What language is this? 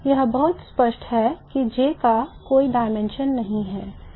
Hindi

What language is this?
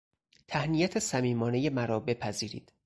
Persian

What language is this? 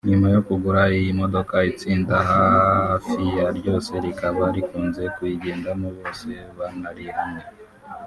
Kinyarwanda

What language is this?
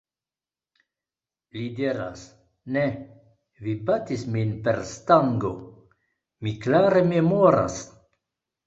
Esperanto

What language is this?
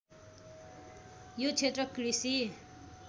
Nepali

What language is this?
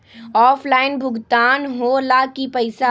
Magahi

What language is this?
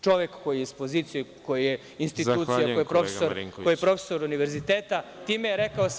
Serbian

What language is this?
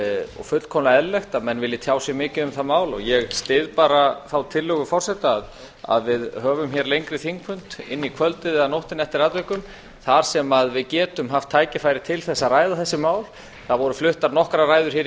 Icelandic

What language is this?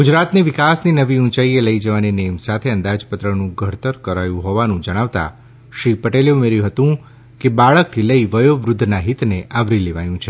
Gujarati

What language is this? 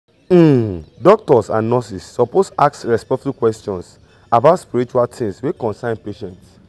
Nigerian Pidgin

